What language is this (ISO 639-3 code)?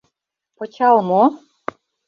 chm